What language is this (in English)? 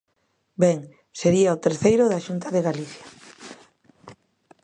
Galician